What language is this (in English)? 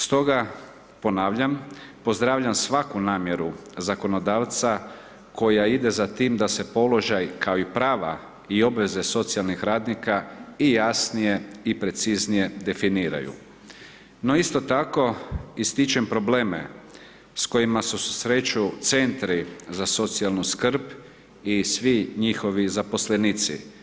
Croatian